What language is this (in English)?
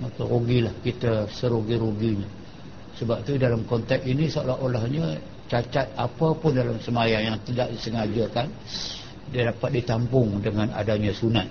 Malay